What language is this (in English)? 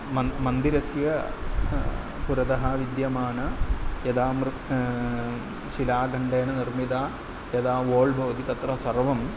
Sanskrit